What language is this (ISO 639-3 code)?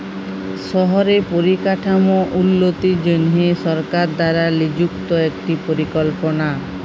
ben